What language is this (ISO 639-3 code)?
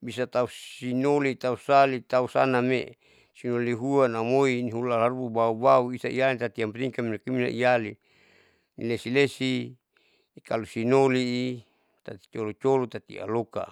sau